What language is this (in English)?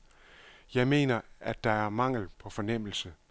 Danish